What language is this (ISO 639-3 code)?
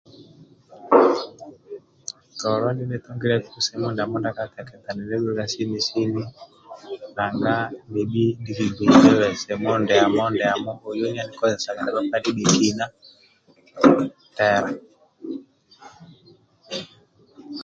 rwm